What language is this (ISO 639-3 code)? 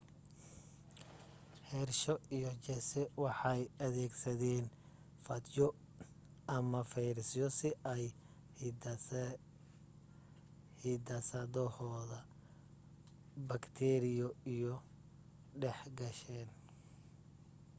som